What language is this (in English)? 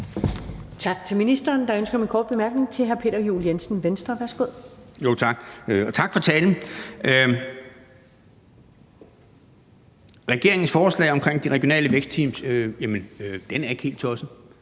Danish